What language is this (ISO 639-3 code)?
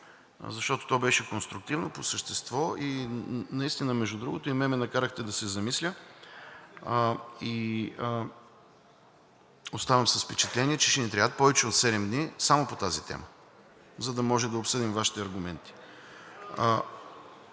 bul